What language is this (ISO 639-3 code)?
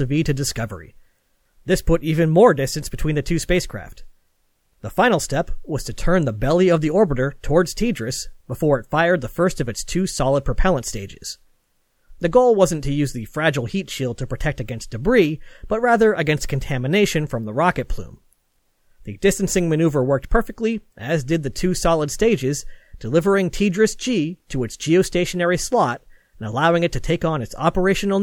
eng